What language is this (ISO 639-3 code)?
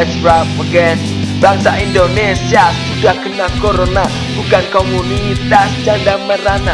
ind